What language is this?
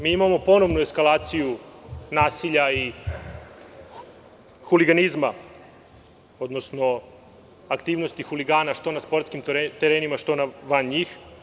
Serbian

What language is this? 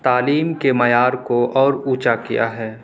Urdu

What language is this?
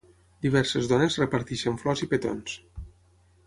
Catalan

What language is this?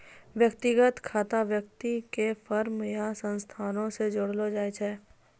Maithili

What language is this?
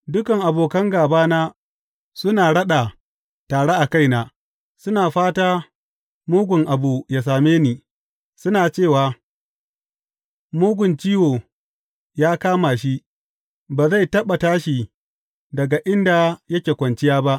Hausa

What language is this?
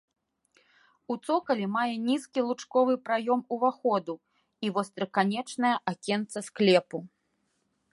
Belarusian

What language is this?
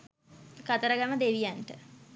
Sinhala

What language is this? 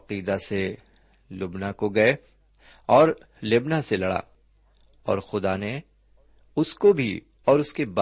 Urdu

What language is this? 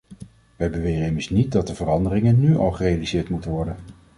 Dutch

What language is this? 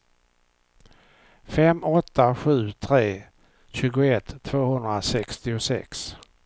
Swedish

